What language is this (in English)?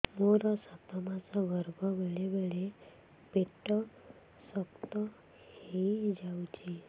Odia